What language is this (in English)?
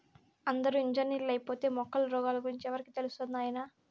Telugu